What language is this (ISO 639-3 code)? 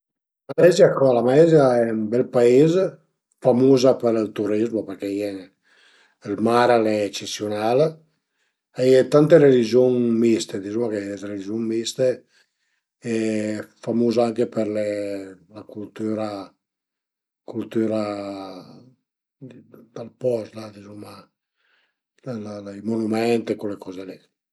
pms